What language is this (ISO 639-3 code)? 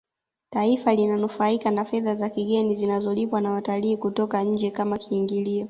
swa